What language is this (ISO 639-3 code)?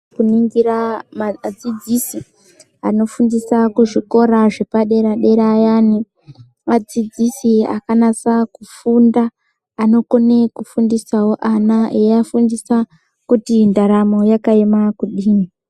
ndc